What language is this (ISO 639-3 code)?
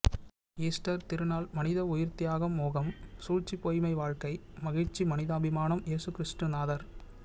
tam